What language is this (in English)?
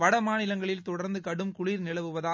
Tamil